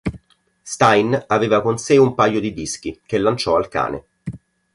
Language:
Italian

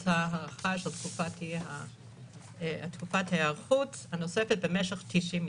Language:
Hebrew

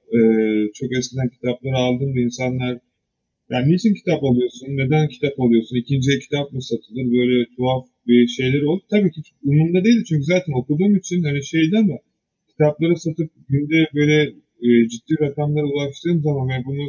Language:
Turkish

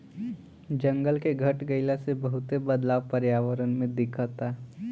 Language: Bhojpuri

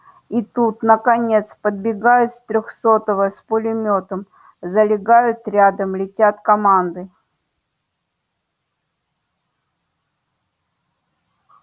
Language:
Russian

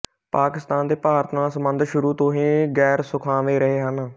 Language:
Punjabi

